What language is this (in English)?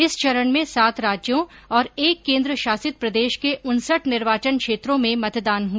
Hindi